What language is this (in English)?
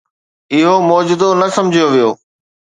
Sindhi